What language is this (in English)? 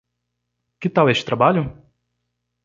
Portuguese